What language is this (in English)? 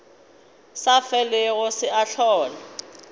Northern Sotho